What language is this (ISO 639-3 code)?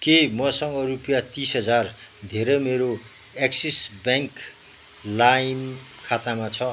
nep